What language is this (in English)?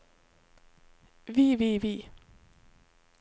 Norwegian